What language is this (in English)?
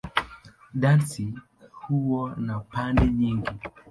Swahili